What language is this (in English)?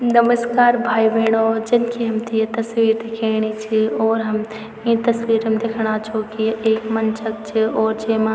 Garhwali